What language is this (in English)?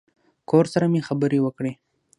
Pashto